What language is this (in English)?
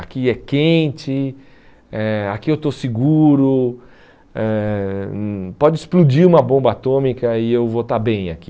Portuguese